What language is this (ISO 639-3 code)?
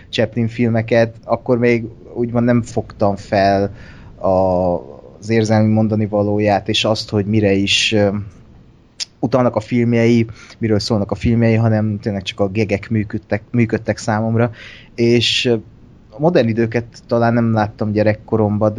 hun